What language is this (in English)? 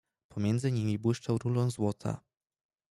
Polish